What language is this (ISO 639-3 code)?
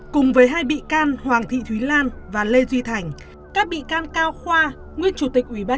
vie